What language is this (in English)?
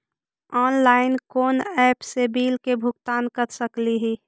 Magahi